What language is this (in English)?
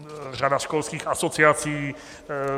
Czech